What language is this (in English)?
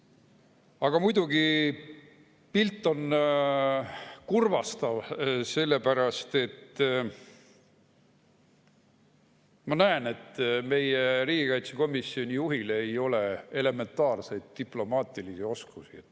Estonian